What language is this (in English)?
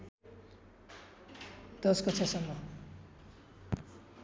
Nepali